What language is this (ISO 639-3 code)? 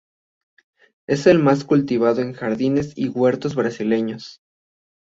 spa